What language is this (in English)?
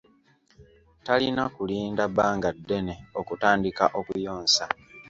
Ganda